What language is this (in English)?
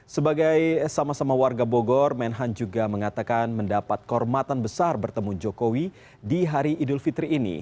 Indonesian